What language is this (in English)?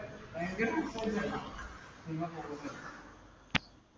Malayalam